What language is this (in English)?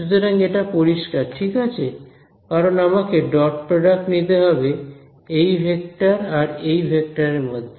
Bangla